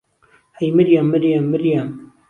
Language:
Central Kurdish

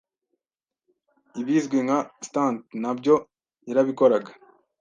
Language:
Kinyarwanda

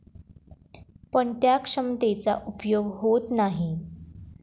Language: Marathi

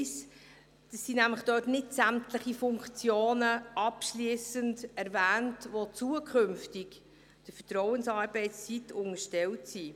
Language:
Swiss German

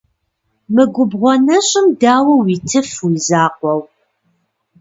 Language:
Kabardian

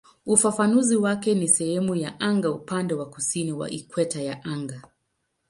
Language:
Swahili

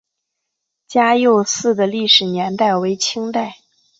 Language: Chinese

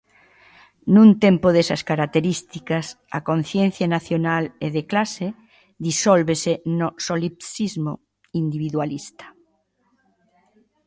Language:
Galician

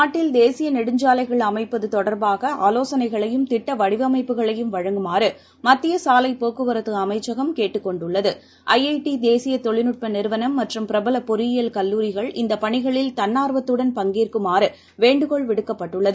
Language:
Tamil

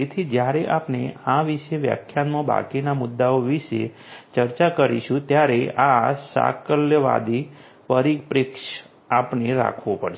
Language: Gujarati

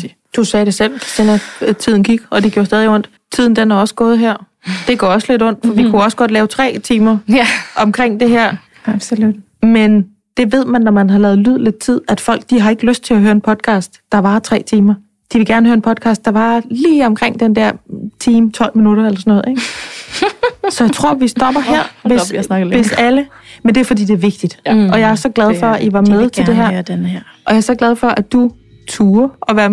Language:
Danish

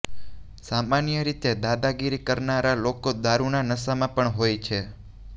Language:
Gujarati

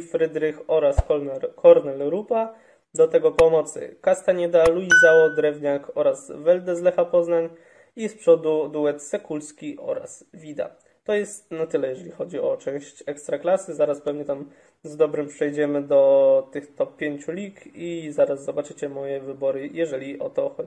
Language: Polish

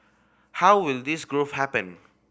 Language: English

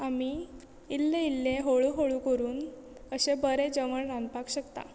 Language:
Konkani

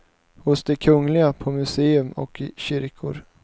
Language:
Swedish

